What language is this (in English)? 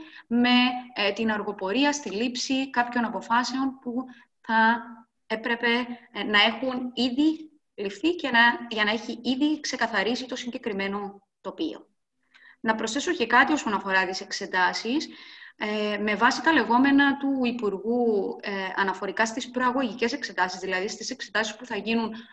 Greek